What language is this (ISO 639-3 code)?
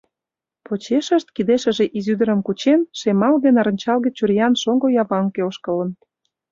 chm